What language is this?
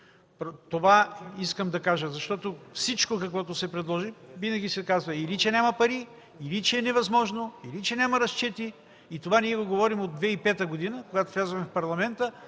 Bulgarian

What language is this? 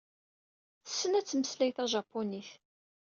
Kabyle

